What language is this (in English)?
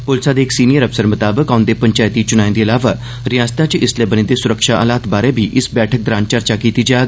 Dogri